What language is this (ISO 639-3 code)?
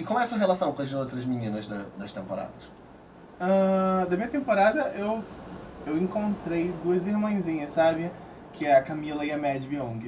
por